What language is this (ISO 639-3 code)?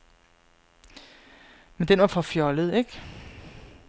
dan